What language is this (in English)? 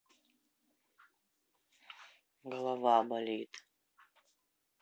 Russian